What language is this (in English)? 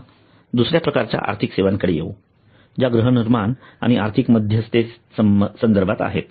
Marathi